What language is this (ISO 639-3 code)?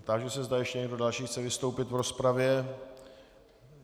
ces